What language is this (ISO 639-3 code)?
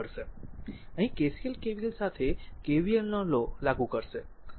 guj